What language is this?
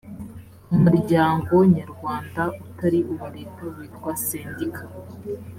Kinyarwanda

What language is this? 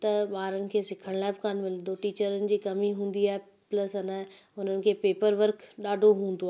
Sindhi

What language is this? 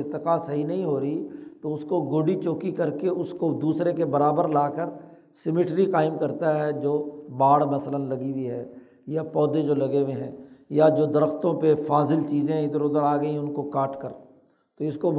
Urdu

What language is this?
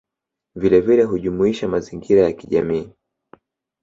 Swahili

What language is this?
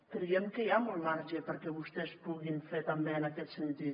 Catalan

